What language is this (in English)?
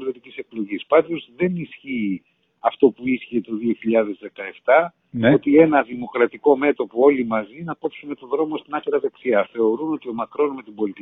Greek